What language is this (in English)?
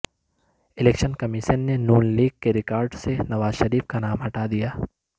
Urdu